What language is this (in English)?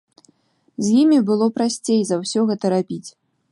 Belarusian